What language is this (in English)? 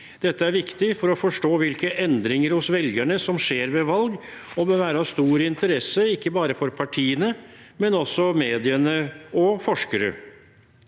Norwegian